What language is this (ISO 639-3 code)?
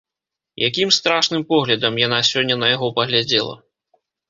bel